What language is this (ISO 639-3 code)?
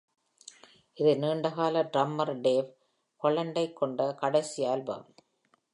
tam